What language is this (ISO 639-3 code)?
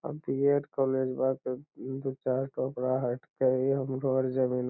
mag